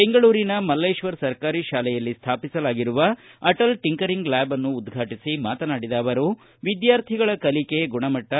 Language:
Kannada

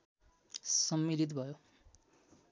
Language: Nepali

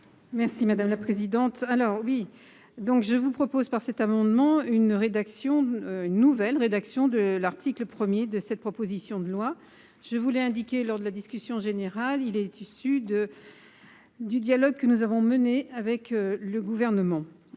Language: French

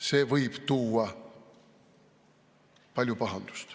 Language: Estonian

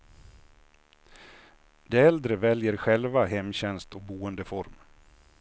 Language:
Swedish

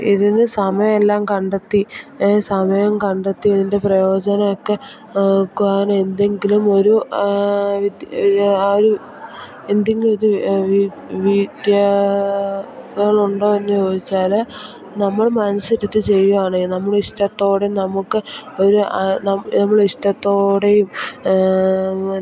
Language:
Malayalam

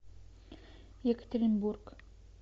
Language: Russian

